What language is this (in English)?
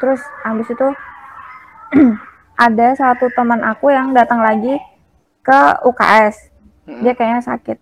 Indonesian